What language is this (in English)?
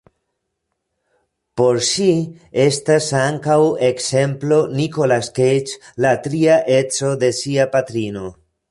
Esperanto